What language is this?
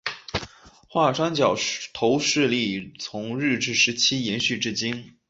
Chinese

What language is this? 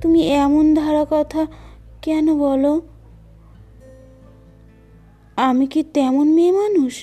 Bangla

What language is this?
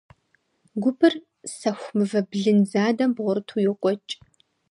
Kabardian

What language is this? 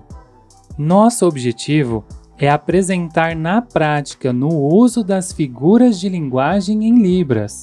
Portuguese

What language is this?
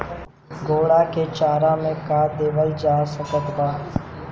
Bhojpuri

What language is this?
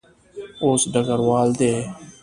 Pashto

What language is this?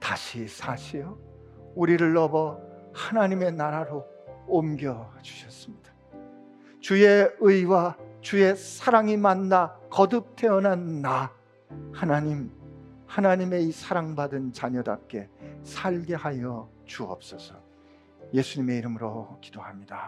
Korean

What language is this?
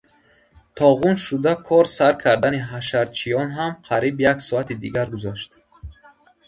Tajik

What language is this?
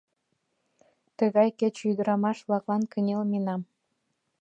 Mari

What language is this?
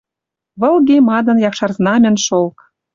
Western Mari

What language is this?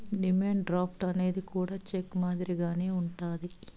Telugu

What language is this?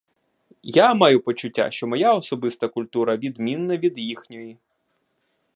Ukrainian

